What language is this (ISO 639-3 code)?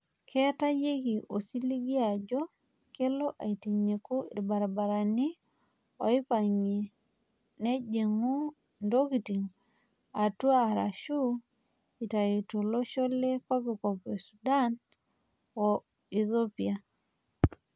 mas